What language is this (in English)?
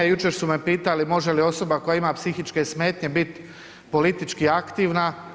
Croatian